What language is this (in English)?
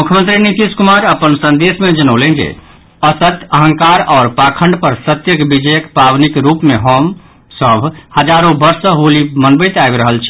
Maithili